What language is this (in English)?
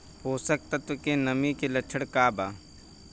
Bhojpuri